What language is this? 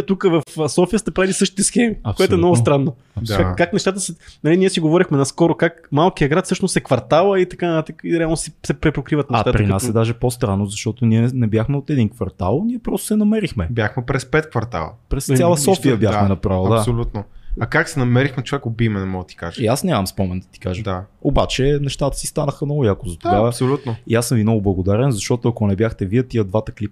Bulgarian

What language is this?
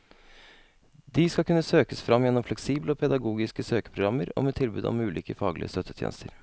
Norwegian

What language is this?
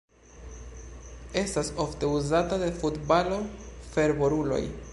Esperanto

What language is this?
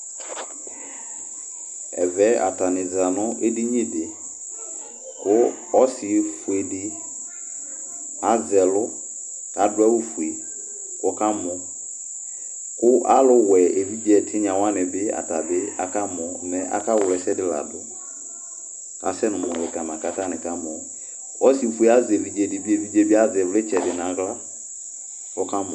Ikposo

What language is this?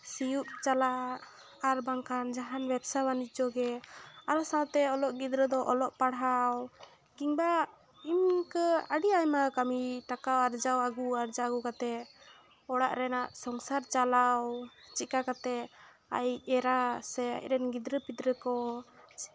Santali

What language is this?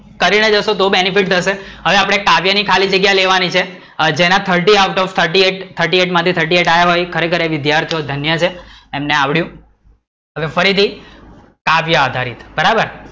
Gujarati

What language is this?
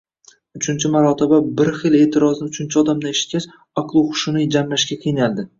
Uzbek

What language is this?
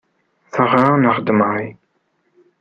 Kabyle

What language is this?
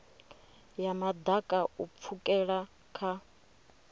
Venda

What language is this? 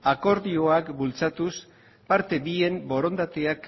Basque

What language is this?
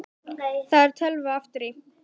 Icelandic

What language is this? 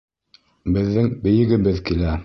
Bashkir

